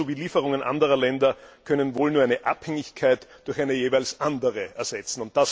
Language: German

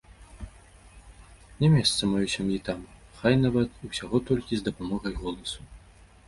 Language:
Belarusian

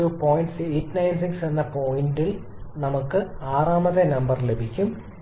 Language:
Malayalam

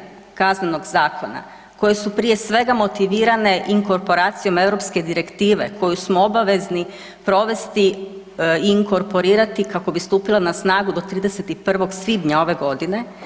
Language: Croatian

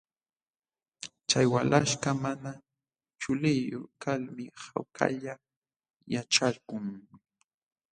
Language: Jauja Wanca Quechua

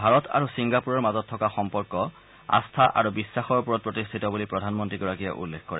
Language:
Assamese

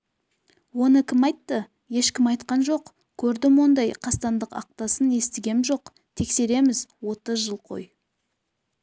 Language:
Kazakh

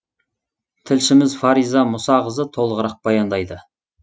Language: Kazakh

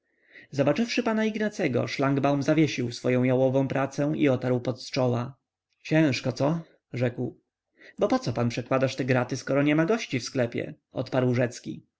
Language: Polish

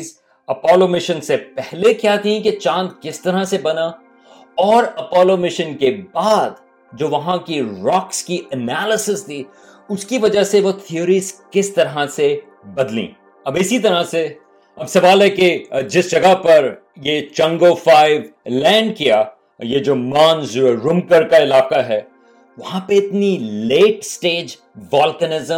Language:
Urdu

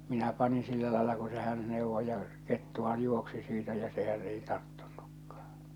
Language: Finnish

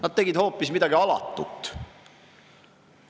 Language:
Estonian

